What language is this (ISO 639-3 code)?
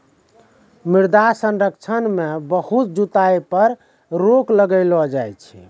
mai